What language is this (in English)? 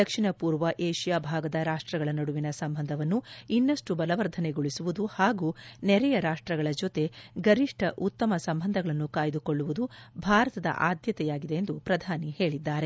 Kannada